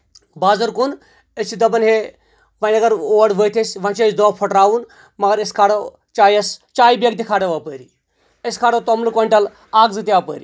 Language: Kashmiri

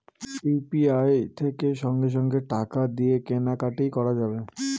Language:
Bangla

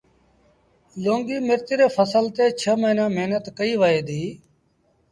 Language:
Sindhi Bhil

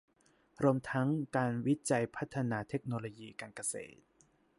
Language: Thai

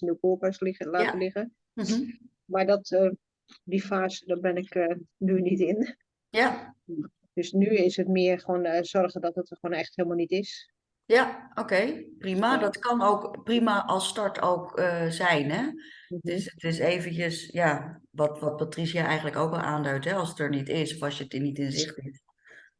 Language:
Dutch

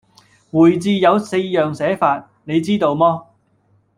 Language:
Cantonese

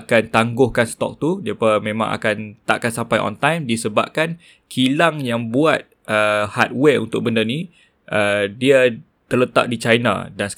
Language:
Malay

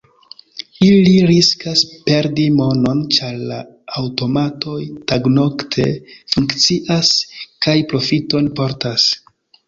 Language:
Esperanto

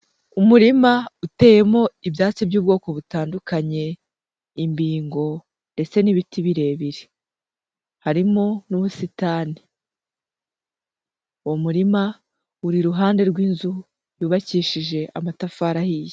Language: Kinyarwanda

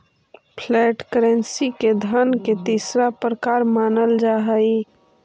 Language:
Magahi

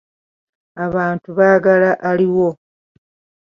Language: Ganda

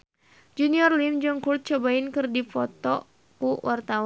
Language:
Sundanese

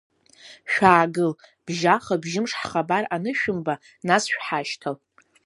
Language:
Abkhazian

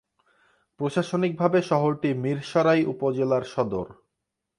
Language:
Bangla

